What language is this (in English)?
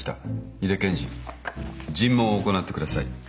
Japanese